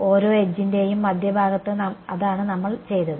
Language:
Malayalam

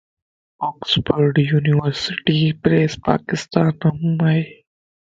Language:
Lasi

